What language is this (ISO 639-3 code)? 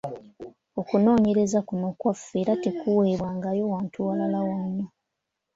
lug